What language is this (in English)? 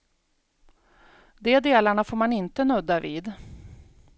Swedish